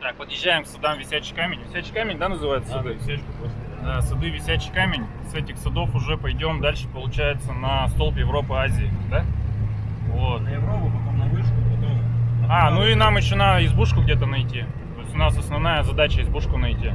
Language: Russian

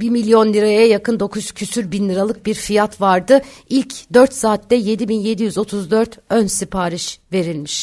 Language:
Turkish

